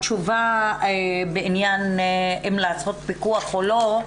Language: Hebrew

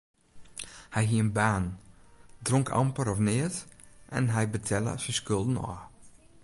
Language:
Western Frisian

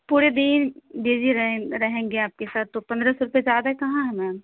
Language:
Urdu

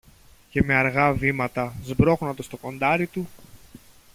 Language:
Greek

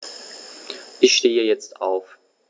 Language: German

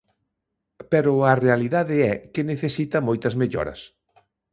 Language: Galician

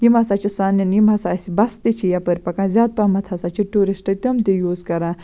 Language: Kashmiri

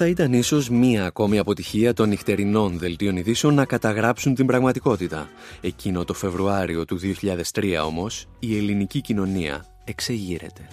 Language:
Greek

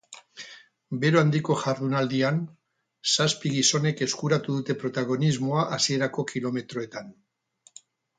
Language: Basque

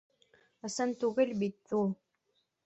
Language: Bashkir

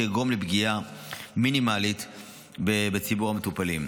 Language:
Hebrew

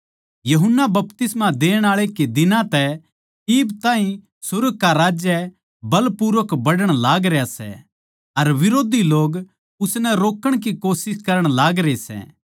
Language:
Haryanvi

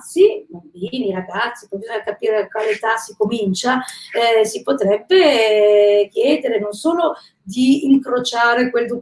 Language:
Italian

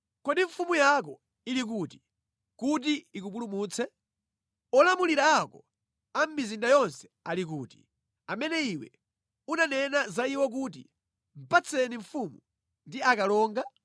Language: Nyanja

